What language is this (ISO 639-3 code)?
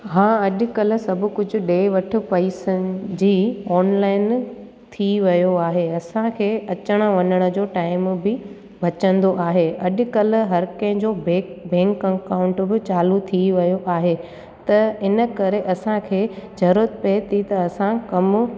snd